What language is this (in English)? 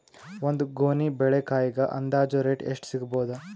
Kannada